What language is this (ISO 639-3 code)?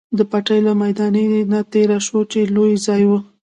pus